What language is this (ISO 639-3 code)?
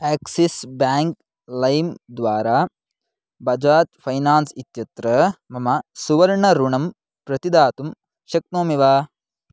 san